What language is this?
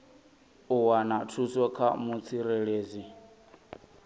Venda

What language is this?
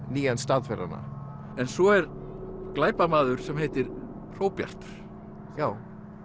Icelandic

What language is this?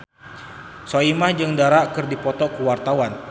Sundanese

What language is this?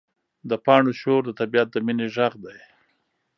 Pashto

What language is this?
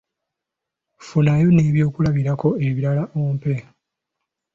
Ganda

